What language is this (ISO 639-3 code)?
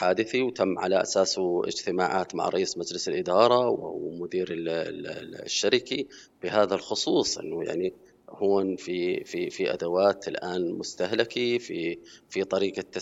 ara